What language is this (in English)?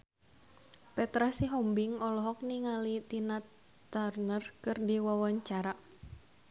Sundanese